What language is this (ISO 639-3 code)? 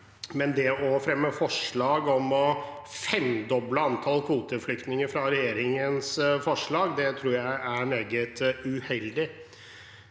nor